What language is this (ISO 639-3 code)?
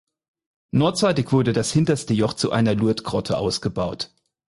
deu